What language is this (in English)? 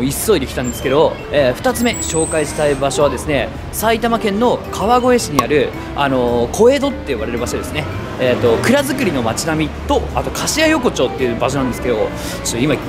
Japanese